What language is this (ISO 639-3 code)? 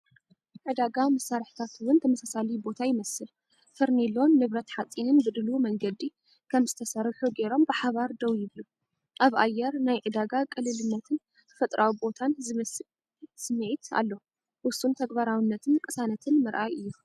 tir